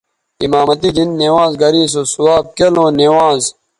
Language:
Bateri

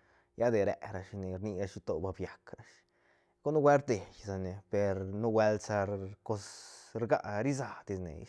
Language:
Santa Catarina Albarradas Zapotec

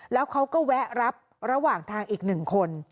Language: Thai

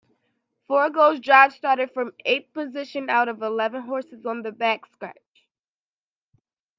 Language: English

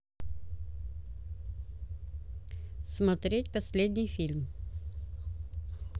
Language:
Russian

